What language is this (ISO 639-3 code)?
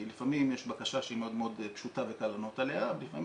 heb